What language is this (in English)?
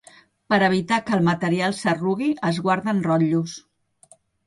Catalan